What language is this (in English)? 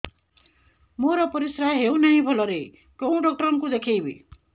Odia